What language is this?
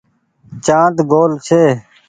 Goaria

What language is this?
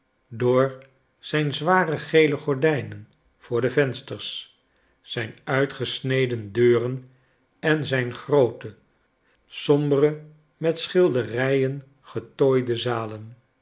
Dutch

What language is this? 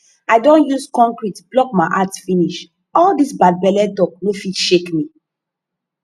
Nigerian Pidgin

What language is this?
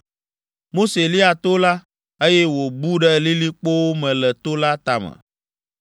Ewe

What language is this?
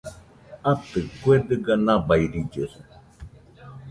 Nüpode Huitoto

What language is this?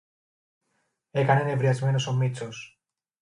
Greek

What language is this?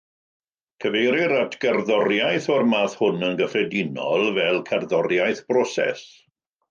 Welsh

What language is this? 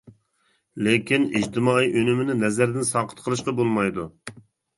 Uyghur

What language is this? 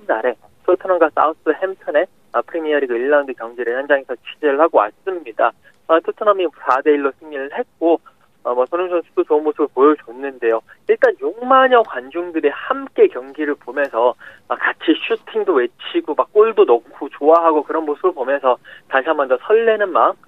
Korean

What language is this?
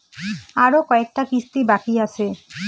Bangla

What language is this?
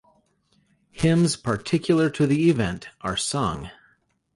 English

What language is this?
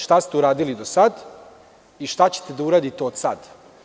Serbian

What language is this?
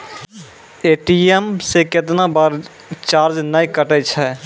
Maithili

